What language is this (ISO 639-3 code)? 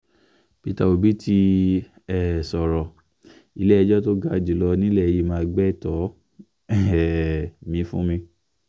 yor